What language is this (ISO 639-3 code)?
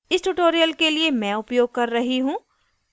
hin